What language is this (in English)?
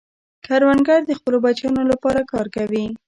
Pashto